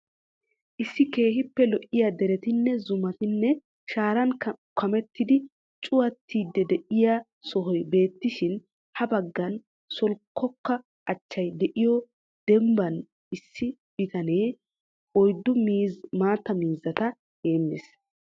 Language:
Wolaytta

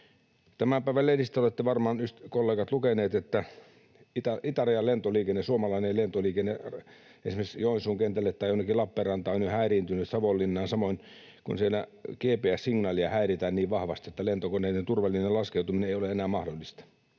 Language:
Finnish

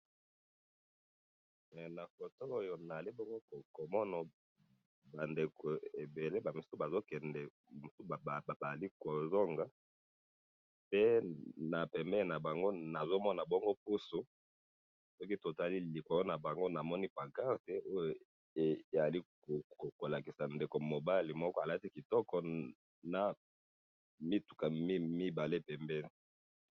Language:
Lingala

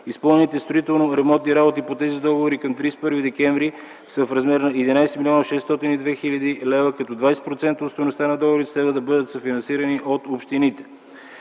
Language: Bulgarian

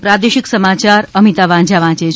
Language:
Gujarati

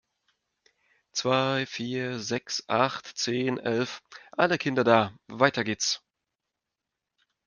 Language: German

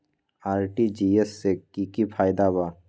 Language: Magahi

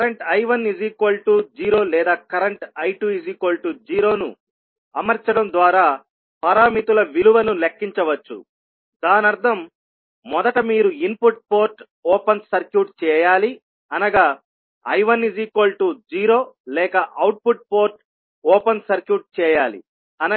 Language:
Telugu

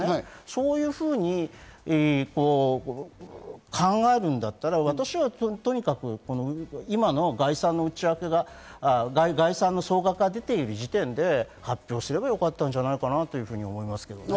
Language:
Japanese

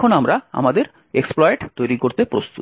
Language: Bangla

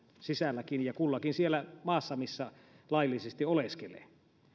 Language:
Finnish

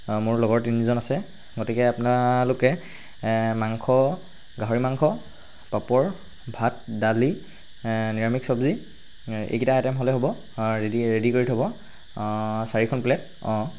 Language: Assamese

